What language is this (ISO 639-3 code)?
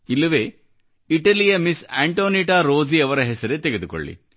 kan